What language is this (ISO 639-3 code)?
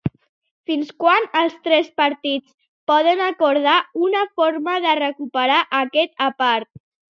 cat